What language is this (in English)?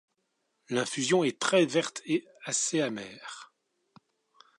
French